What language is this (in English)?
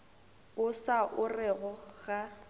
Northern Sotho